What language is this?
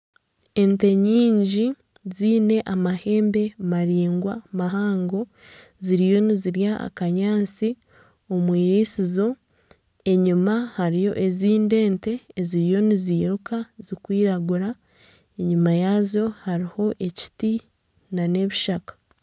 Nyankole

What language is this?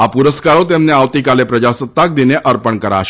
Gujarati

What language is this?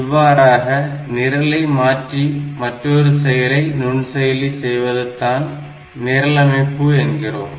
Tamil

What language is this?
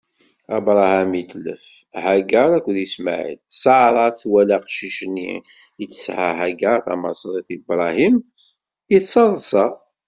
Kabyle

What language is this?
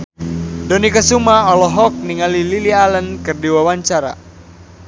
Sundanese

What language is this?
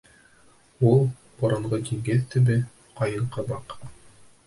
Bashkir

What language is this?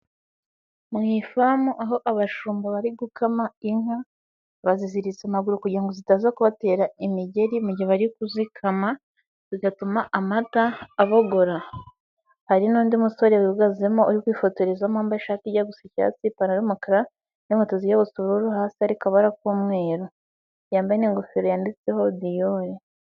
Kinyarwanda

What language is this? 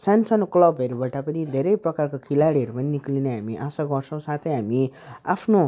Nepali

